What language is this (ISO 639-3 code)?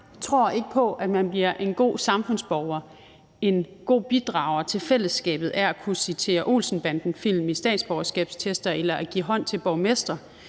dan